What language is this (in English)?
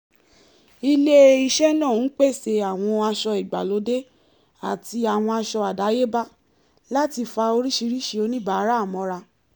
Yoruba